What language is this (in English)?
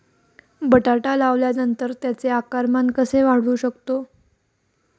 Marathi